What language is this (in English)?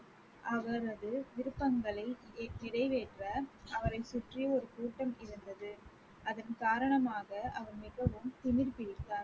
Tamil